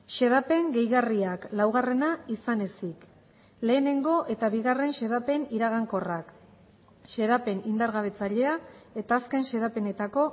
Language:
Basque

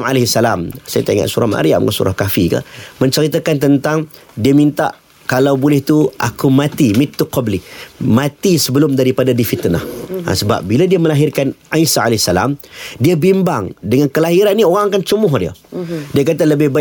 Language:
Malay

